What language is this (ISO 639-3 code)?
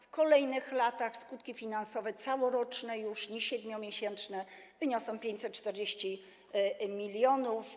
pol